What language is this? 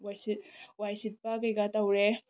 Manipuri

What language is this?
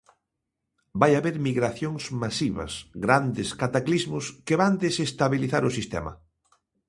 Galician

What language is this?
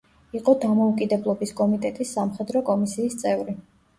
Georgian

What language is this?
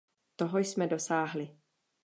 Czech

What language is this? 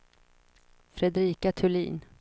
Swedish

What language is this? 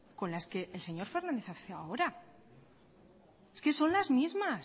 Spanish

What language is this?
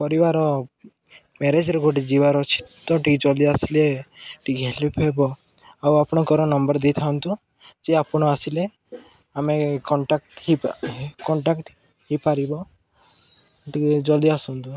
Odia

